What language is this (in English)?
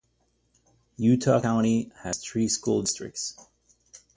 English